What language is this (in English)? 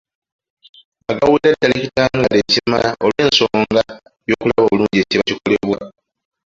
Ganda